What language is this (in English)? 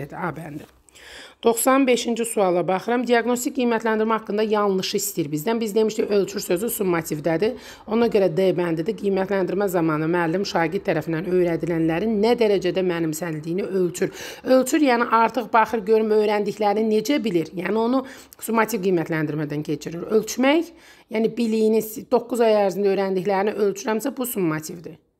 Turkish